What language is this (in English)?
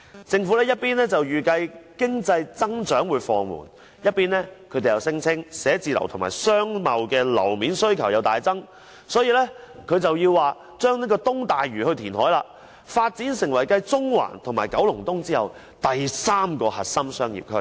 Cantonese